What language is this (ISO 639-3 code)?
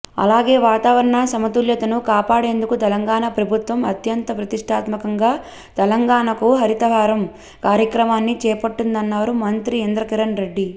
tel